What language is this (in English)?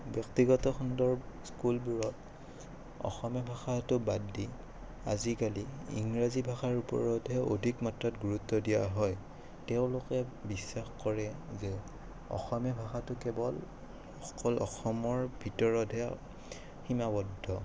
Assamese